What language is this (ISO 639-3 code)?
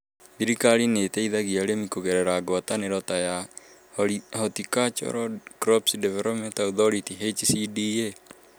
kik